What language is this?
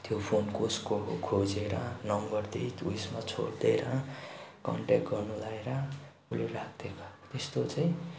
Nepali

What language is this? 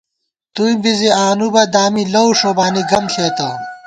Gawar-Bati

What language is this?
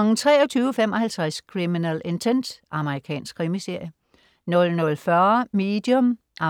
Danish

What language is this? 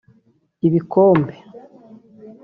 Kinyarwanda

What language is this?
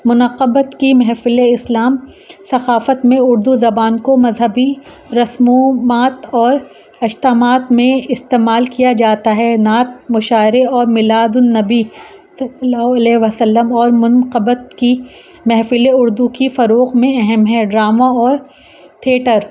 Urdu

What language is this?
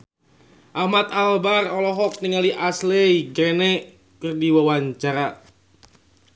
Sundanese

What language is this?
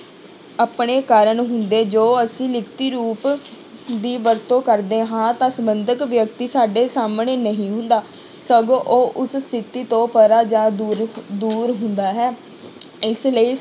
Punjabi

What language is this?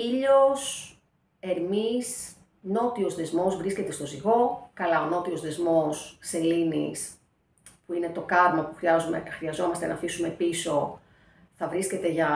Greek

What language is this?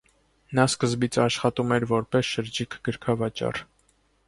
Armenian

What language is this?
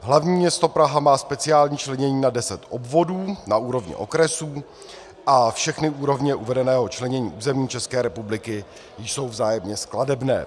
Czech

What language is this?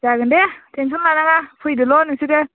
Bodo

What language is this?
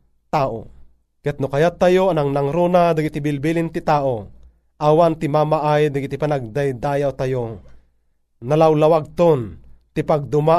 Filipino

